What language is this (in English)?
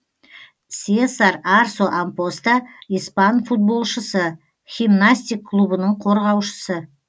Kazakh